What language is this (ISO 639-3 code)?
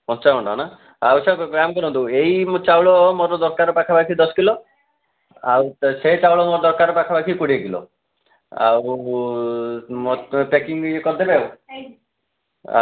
ori